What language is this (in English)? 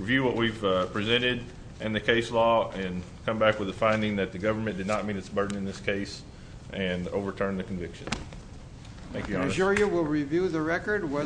English